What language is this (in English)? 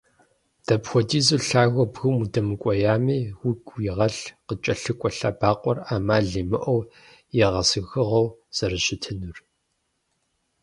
Kabardian